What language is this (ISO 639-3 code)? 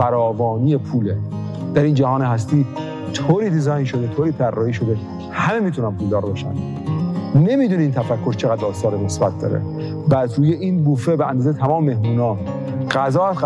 fas